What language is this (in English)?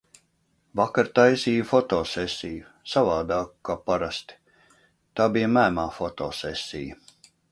Latvian